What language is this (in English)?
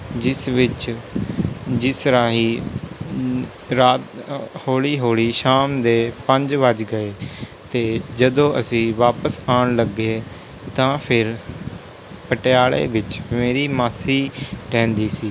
Punjabi